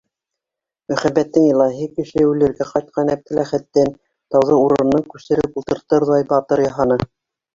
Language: Bashkir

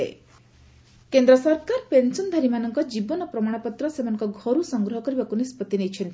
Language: Odia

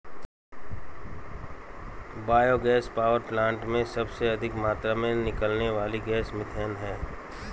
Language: Hindi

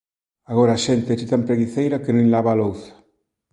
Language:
Galician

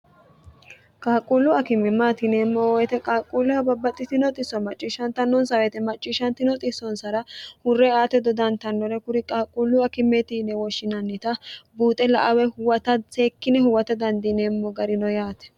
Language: Sidamo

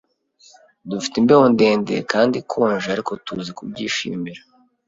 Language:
Kinyarwanda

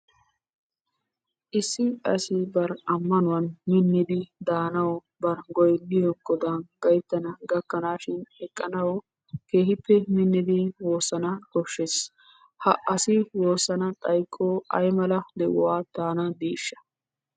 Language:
Wolaytta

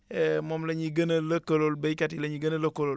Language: Wolof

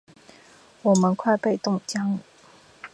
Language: Chinese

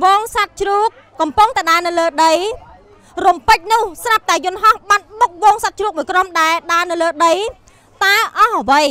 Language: Thai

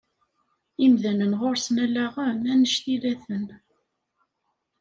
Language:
Kabyle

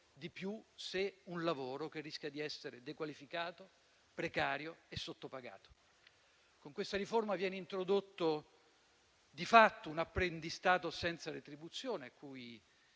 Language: Italian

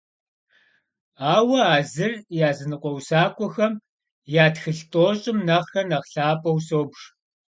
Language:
Kabardian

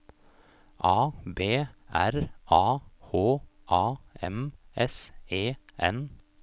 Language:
Norwegian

